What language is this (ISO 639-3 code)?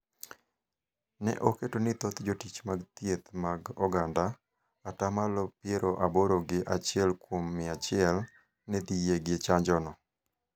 luo